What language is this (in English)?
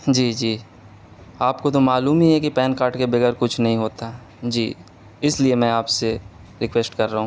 Urdu